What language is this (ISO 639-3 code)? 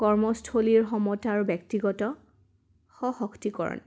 asm